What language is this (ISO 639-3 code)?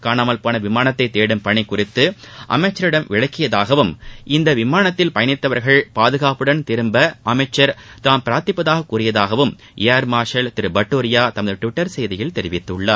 tam